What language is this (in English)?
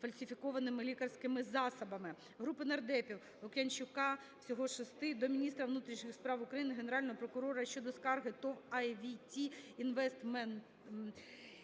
Ukrainian